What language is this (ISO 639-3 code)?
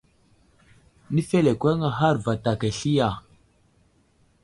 udl